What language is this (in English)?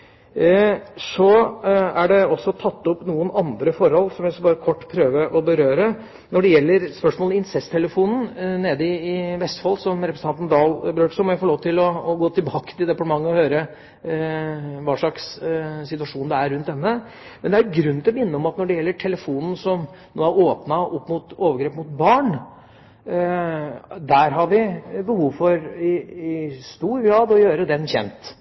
Norwegian Bokmål